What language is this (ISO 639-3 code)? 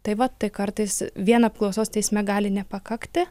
lit